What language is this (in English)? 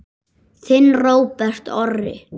Icelandic